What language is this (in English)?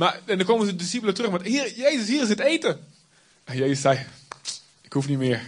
Dutch